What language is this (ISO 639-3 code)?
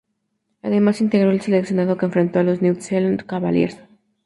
spa